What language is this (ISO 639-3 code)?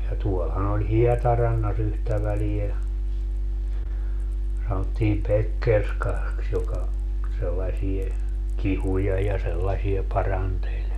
fin